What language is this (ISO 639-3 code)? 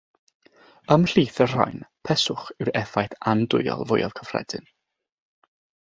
cym